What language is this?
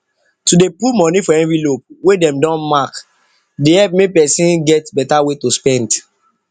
Nigerian Pidgin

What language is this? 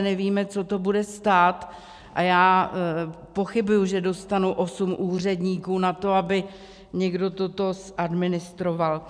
Czech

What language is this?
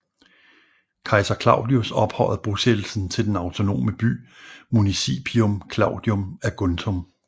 Danish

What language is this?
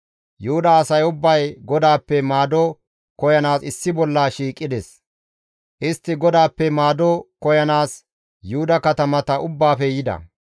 Gamo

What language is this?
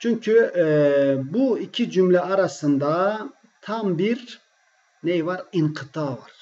Turkish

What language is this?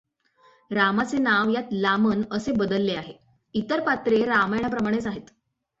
Marathi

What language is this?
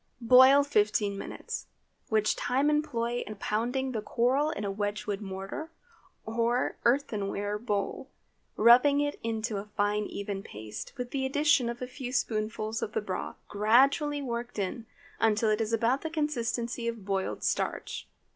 English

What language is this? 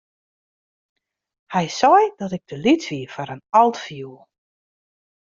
Western Frisian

